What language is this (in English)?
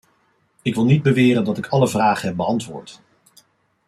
Dutch